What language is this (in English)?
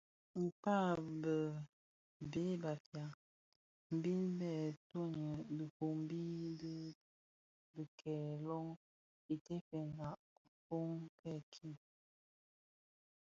Bafia